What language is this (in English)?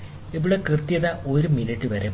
Malayalam